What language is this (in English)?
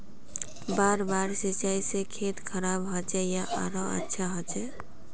Magahi